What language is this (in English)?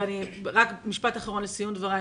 Hebrew